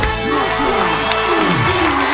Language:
Thai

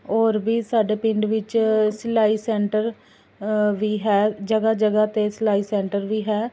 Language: Punjabi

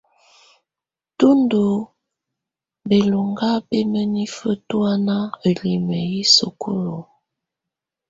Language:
Tunen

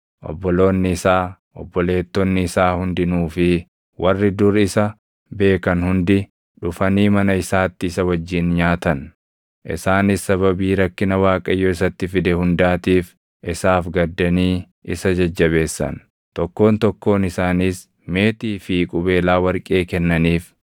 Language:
Oromo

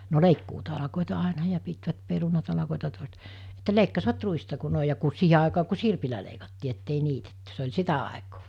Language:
Finnish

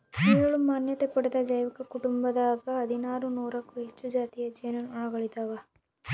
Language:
Kannada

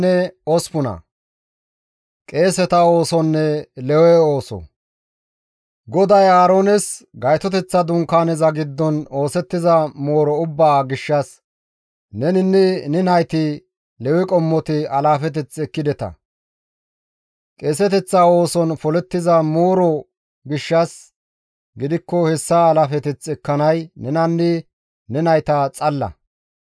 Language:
Gamo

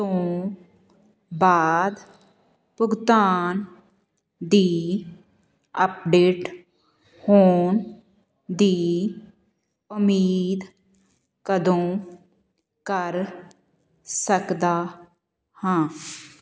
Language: Punjabi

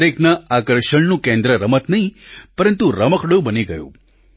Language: Gujarati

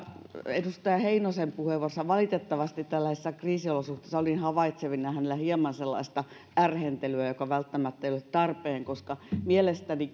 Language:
Finnish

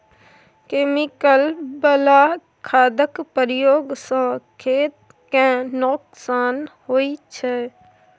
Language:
Maithili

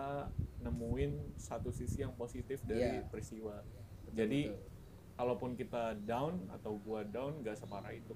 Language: Indonesian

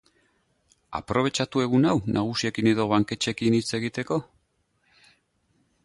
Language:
Basque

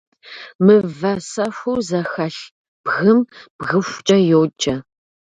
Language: Kabardian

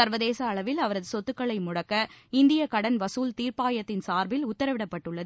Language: Tamil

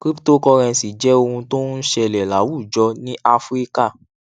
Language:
Yoruba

